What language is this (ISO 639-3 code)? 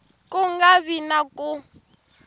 tso